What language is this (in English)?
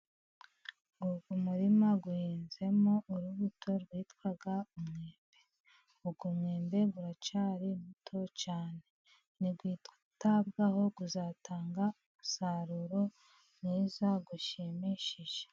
Kinyarwanda